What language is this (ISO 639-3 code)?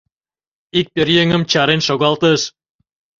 chm